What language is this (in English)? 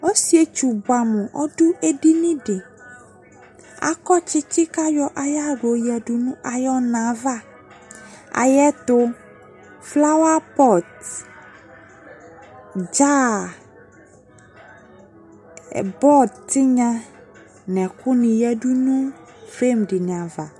Ikposo